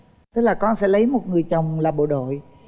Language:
Vietnamese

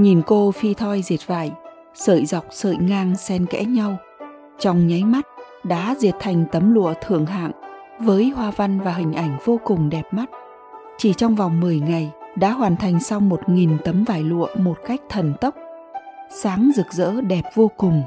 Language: Vietnamese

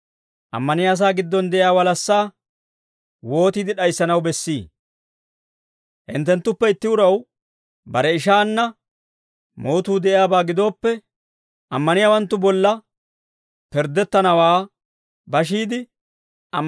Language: Dawro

